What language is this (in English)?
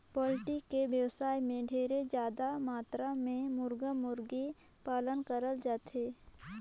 Chhattisgarhi